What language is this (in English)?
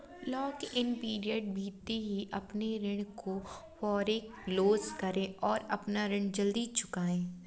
Hindi